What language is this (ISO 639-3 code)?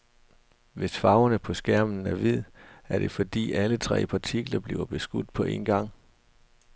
dan